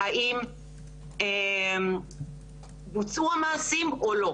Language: Hebrew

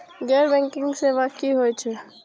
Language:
Maithili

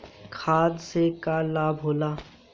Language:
Bhojpuri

